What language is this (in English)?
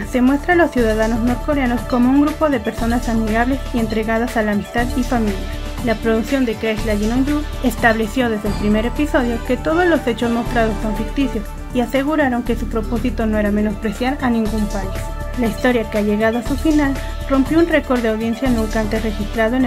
Spanish